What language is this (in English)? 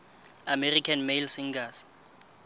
Southern Sotho